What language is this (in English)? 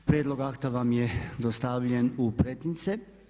Croatian